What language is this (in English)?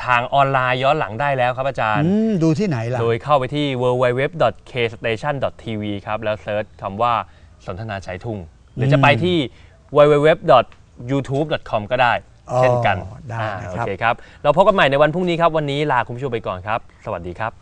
Thai